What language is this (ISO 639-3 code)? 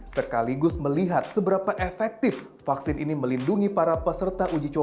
ind